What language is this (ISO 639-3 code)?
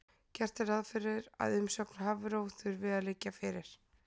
isl